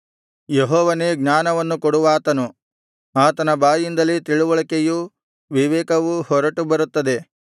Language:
Kannada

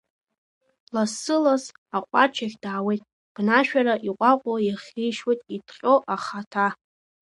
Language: Abkhazian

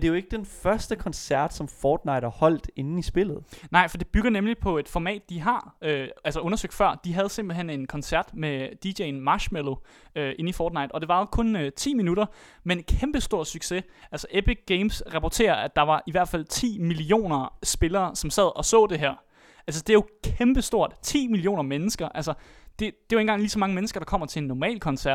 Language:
Danish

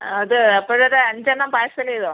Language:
Malayalam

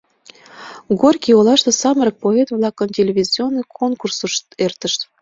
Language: Mari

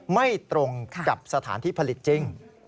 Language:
Thai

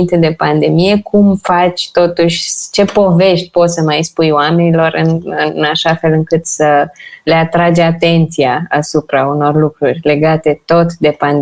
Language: Romanian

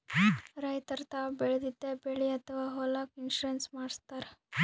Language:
Kannada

